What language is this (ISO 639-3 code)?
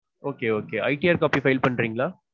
tam